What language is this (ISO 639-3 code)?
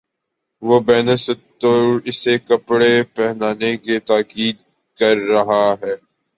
urd